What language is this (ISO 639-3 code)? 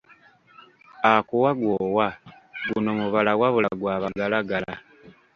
lug